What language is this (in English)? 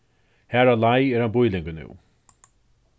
Faroese